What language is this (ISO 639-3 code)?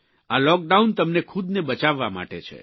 guj